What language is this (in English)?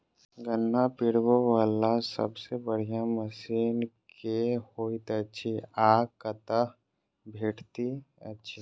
Maithili